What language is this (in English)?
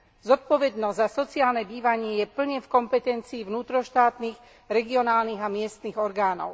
Slovak